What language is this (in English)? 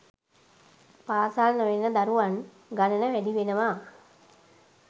Sinhala